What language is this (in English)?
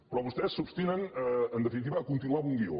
Catalan